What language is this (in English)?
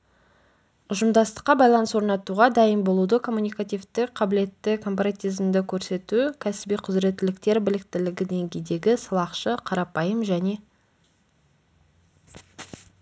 Kazakh